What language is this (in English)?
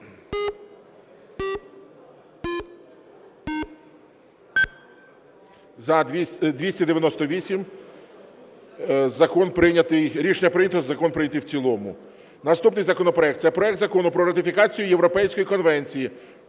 Ukrainian